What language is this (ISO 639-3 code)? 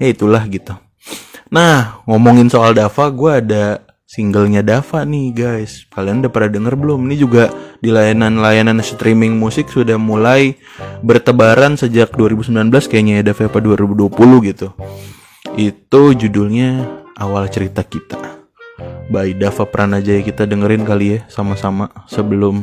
ind